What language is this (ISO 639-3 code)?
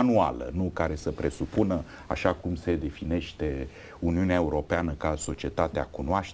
ron